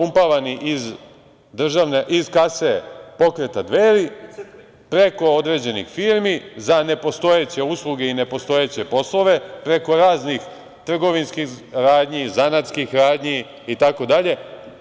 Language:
Serbian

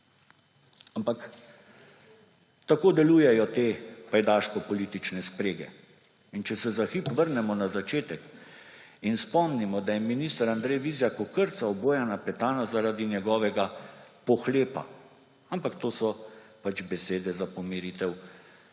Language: Slovenian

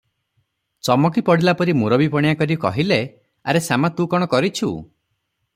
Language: Odia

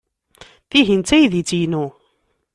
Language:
Kabyle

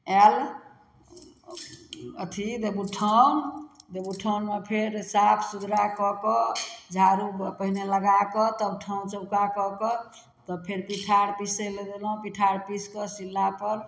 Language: Maithili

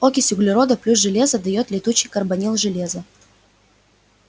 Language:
Russian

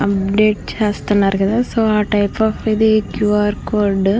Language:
Telugu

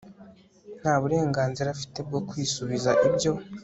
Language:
Kinyarwanda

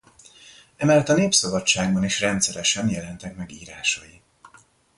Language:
Hungarian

